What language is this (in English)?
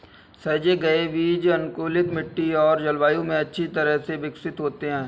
Hindi